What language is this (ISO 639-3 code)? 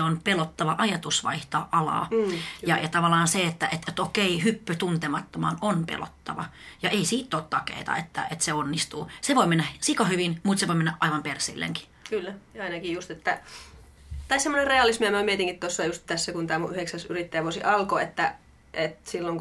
fin